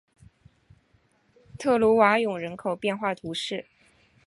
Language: Chinese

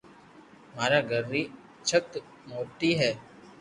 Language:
Loarki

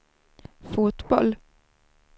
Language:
Swedish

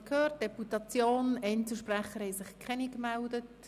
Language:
Swiss German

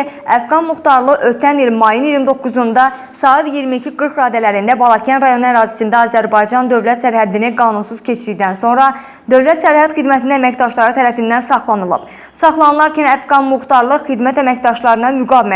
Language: Azerbaijani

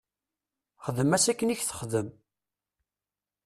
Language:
Kabyle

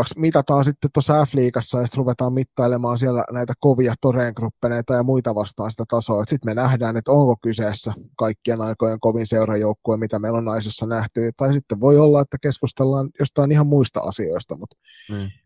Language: Finnish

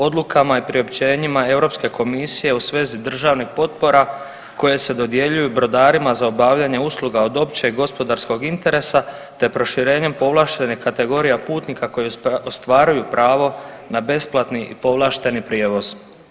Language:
Croatian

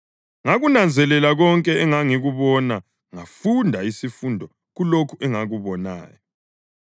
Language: North Ndebele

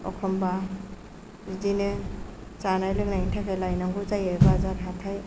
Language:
Bodo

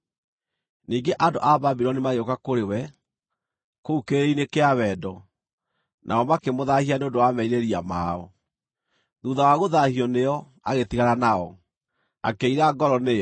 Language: Kikuyu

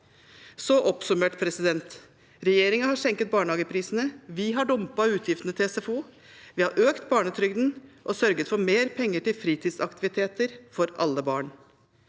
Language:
Norwegian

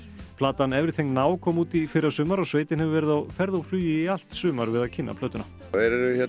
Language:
Icelandic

